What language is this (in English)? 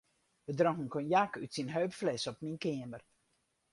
Western Frisian